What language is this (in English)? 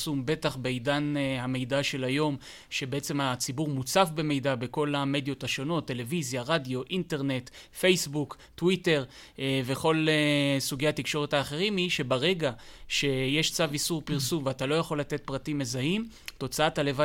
Hebrew